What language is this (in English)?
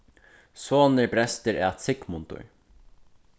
Faroese